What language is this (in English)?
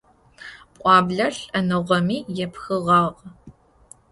Adyghe